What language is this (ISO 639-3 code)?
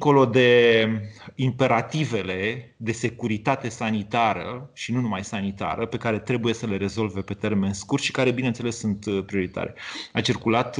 ron